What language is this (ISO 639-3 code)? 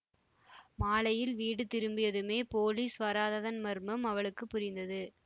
tam